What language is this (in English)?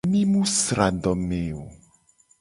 Gen